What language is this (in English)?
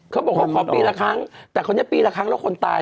Thai